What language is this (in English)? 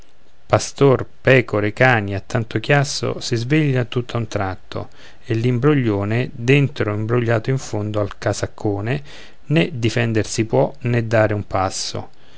Italian